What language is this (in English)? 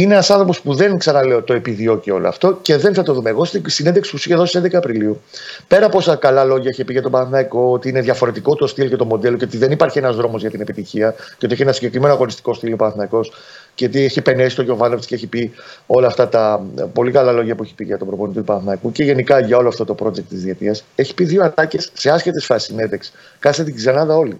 Greek